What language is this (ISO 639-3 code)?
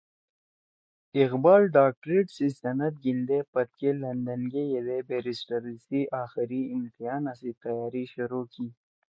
trw